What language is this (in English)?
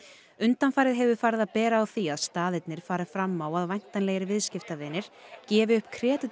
Icelandic